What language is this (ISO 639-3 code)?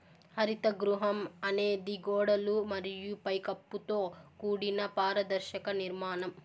tel